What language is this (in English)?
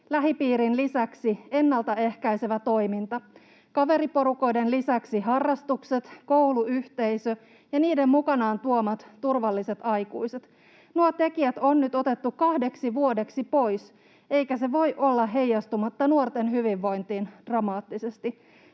Finnish